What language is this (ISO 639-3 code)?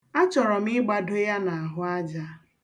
ibo